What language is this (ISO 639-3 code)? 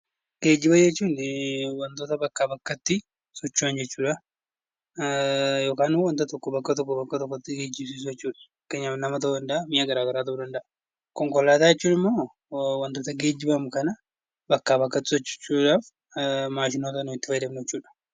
orm